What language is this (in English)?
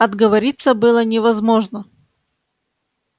Russian